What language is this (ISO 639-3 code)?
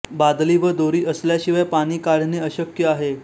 mar